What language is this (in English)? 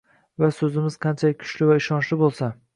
Uzbek